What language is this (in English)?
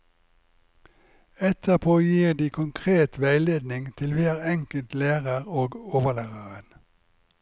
Norwegian